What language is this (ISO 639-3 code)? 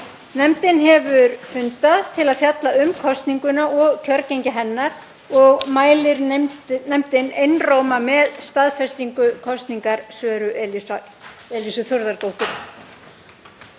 isl